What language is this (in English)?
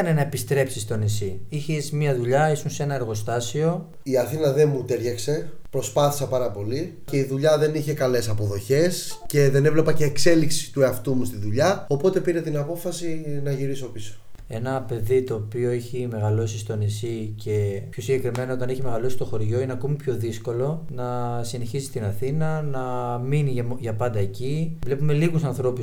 Greek